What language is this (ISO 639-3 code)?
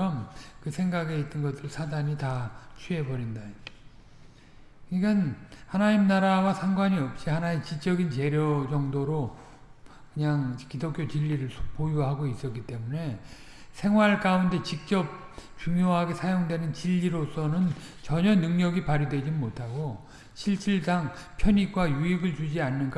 kor